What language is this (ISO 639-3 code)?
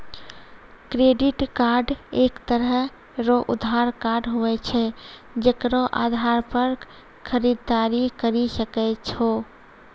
mai